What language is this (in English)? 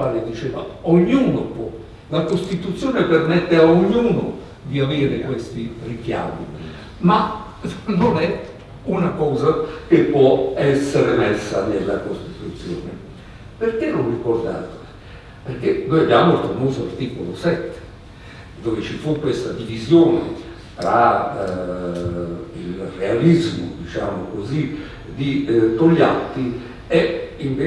Italian